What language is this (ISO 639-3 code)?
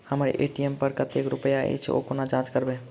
mai